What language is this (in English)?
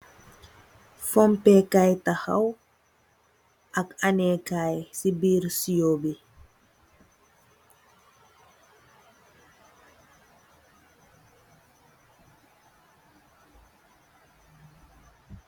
Wolof